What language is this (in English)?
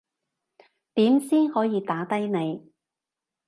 Cantonese